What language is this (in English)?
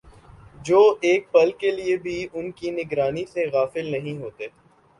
Urdu